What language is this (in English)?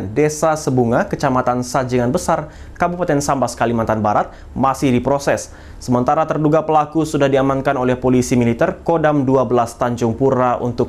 Indonesian